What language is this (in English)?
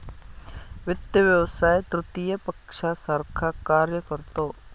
Marathi